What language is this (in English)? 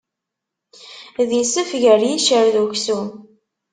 Kabyle